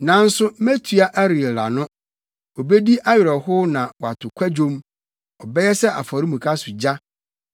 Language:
Akan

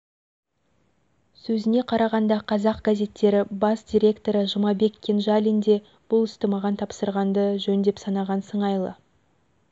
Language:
Kazakh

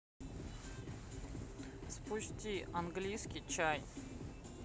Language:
Russian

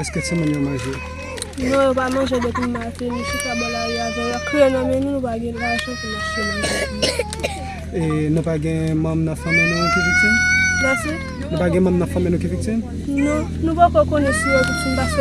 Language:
French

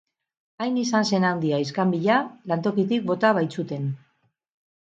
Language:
Basque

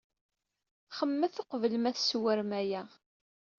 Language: Kabyle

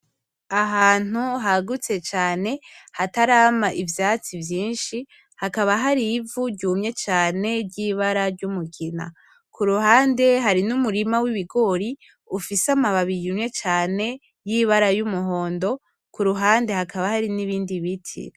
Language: Rundi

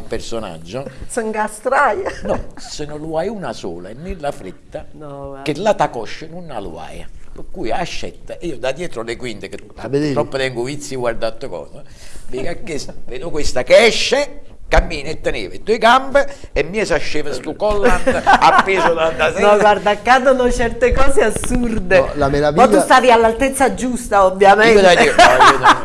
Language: Italian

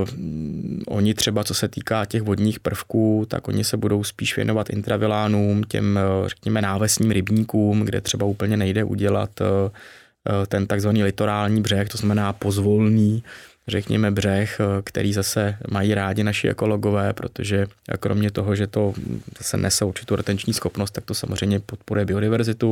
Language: Czech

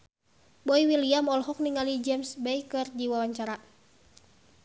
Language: Sundanese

